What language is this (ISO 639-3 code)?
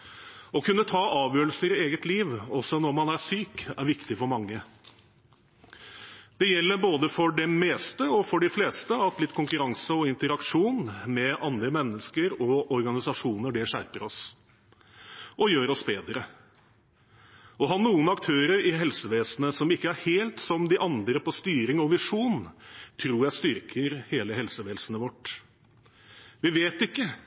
nob